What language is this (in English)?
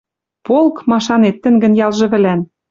Western Mari